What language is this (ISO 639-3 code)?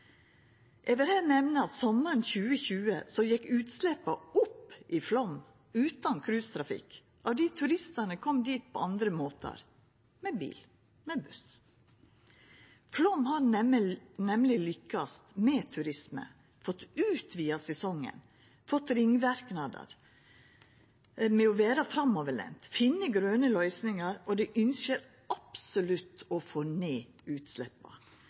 nno